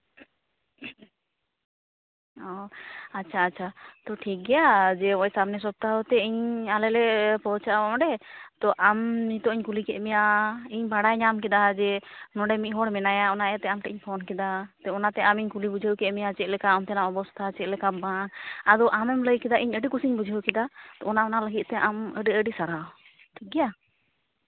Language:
Santali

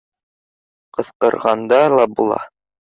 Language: Bashkir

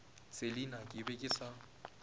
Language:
Northern Sotho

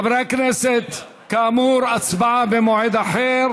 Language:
Hebrew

